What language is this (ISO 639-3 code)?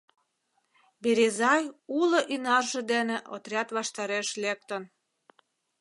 chm